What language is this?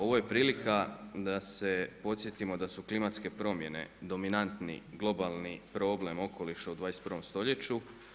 Croatian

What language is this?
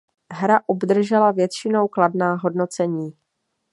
Czech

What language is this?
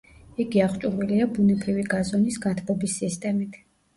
Georgian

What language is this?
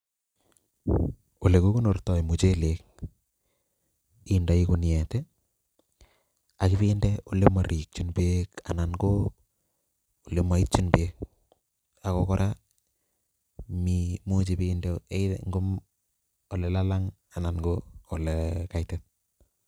Kalenjin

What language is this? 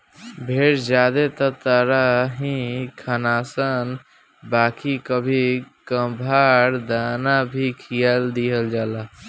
Bhojpuri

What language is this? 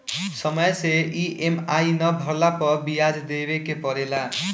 Bhojpuri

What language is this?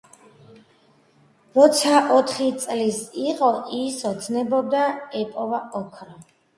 Georgian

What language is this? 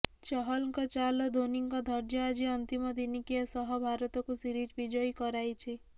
Odia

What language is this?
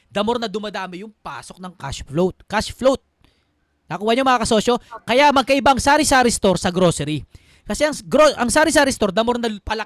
Filipino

